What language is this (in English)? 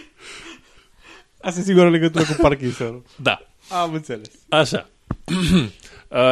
Romanian